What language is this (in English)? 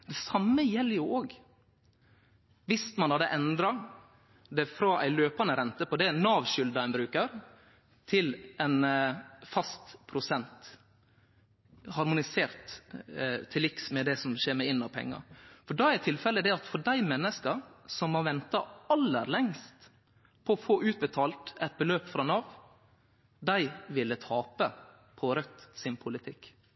Norwegian Nynorsk